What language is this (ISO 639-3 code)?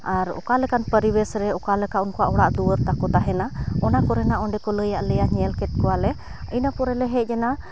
sat